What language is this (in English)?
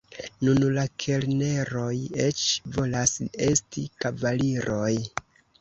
Esperanto